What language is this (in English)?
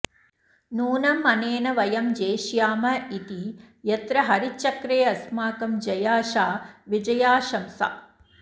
Sanskrit